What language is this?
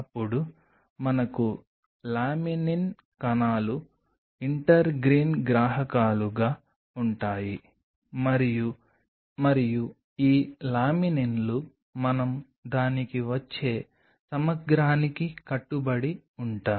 Telugu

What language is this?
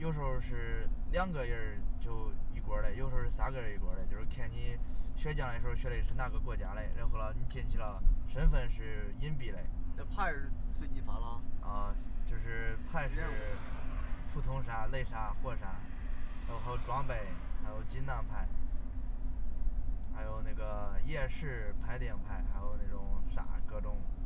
Chinese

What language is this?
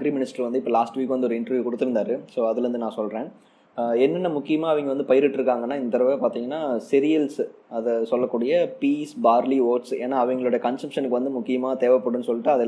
Tamil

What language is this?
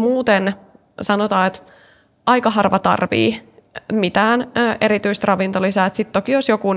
Finnish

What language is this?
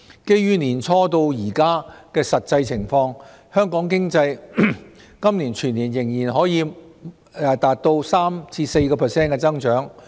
Cantonese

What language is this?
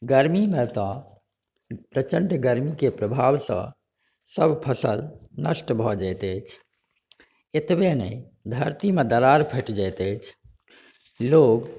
Maithili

